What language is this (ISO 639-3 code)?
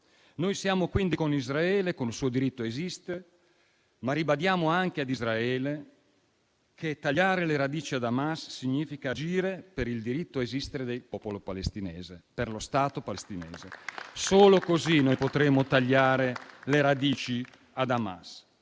ita